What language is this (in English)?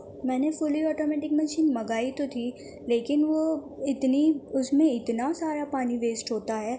Urdu